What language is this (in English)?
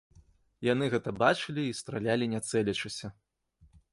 Belarusian